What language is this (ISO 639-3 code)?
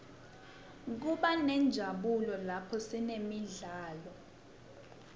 ssw